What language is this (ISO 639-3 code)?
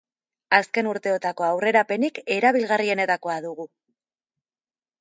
eus